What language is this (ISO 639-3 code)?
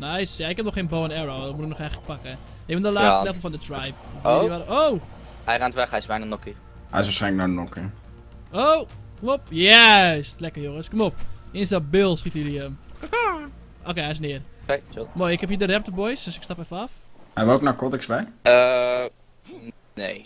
nld